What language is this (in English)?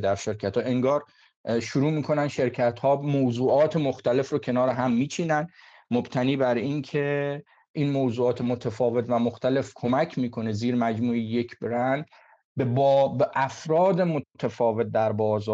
Persian